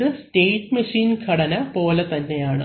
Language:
Malayalam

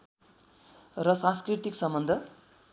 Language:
Nepali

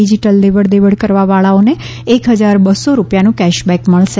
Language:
Gujarati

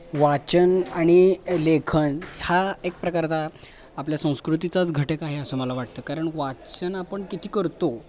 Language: Marathi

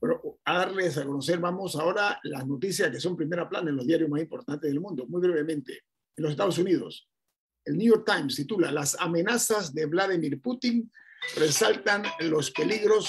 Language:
Spanish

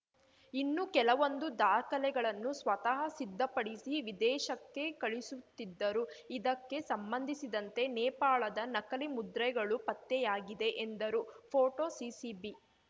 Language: Kannada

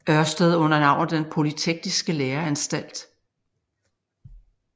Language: Danish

